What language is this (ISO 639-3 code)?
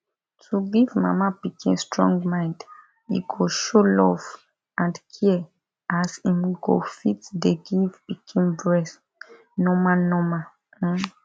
pcm